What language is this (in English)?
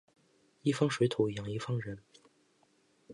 Chinese